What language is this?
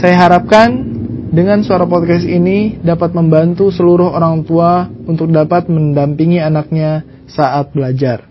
Indonesian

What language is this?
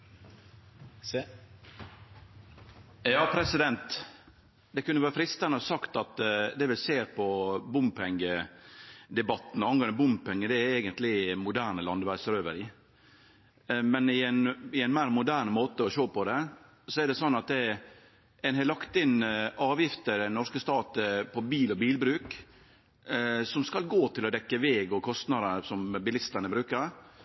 Norwegian Nynorsk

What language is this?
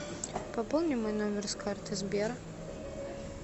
Russian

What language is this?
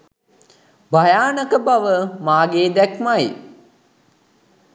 Sinhala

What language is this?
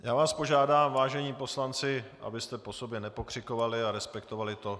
Czech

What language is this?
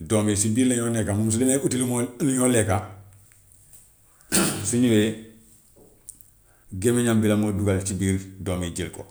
Gambian Wolof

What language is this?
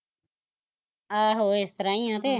Punjabi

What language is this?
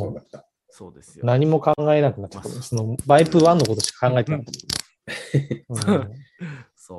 Japanese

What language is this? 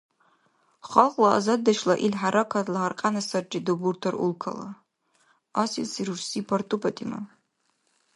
Dargwa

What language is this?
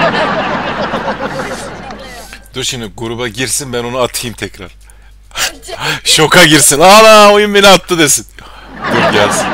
Turkish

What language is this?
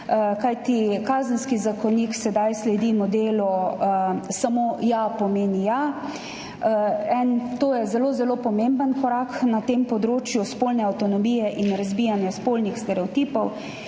Slovenian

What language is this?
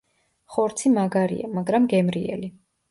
Georgian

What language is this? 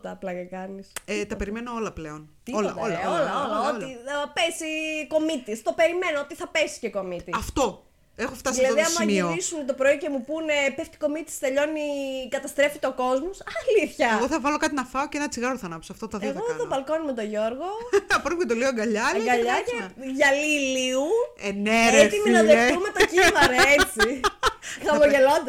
Greek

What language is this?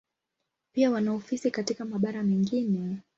Swahili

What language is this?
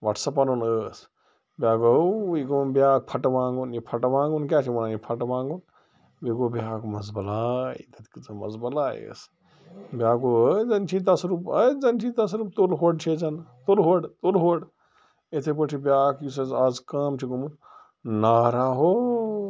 Kashmiri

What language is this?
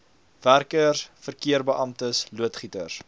Afrikaans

